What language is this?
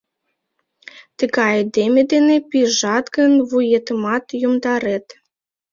Mari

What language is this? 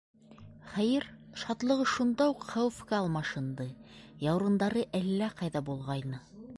Bashkir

